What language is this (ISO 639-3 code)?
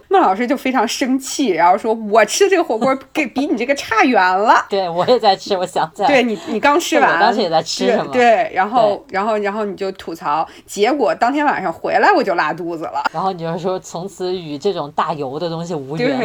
zho